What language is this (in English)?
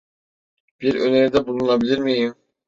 Turkish